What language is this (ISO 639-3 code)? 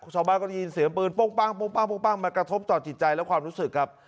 tha